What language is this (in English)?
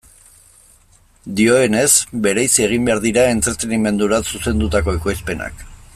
Basque